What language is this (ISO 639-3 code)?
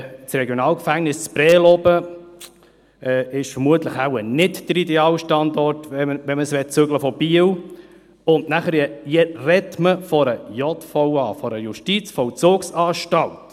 gsw